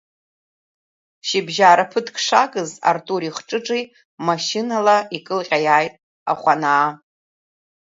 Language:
Abkhazian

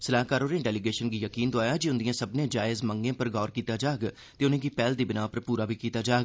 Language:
Dogri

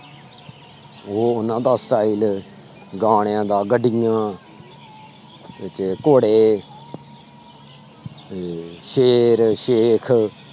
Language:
Punjabi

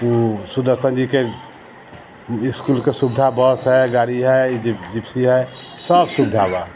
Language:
Maithili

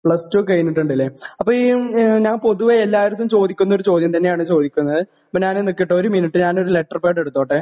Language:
Malayalam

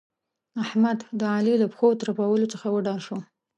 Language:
Pashto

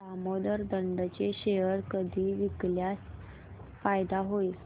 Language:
Marathi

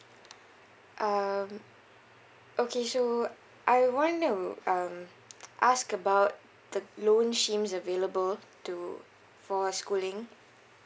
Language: English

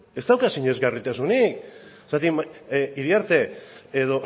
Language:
Basque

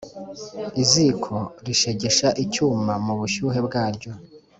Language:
Kinyarwanda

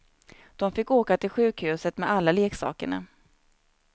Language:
Swedish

